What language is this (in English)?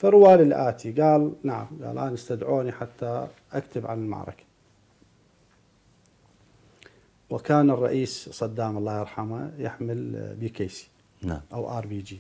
Arabic